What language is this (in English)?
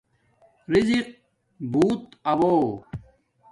Domaaki